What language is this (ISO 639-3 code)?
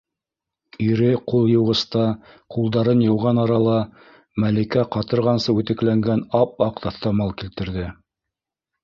bak